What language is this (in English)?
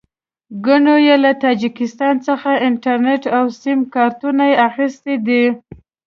Pashto